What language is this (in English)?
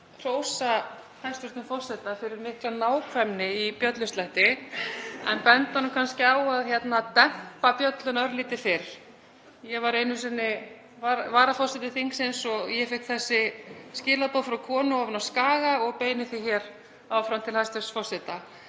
Icelandic